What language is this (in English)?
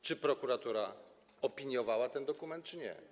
Polish